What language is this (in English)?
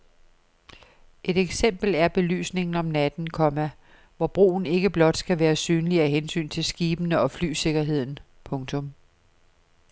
Danish